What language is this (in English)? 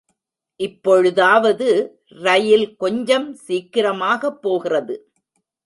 Tamil